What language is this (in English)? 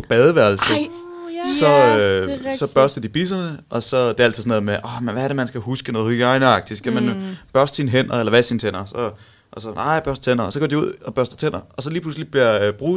Danish